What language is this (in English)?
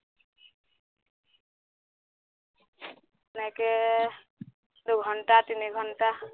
Assamese